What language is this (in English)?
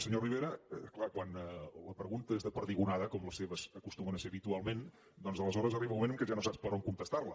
Catalan